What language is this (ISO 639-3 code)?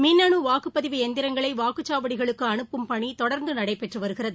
tam